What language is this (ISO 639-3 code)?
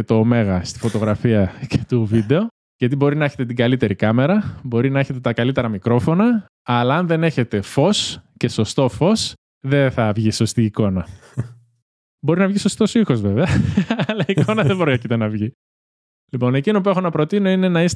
ell